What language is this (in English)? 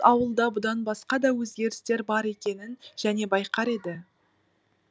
Kazakh